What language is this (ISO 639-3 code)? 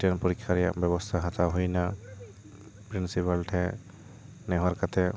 sat